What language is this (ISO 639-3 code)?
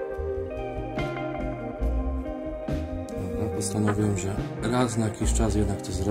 pol